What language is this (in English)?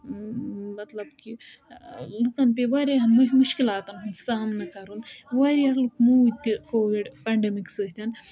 Kashmiri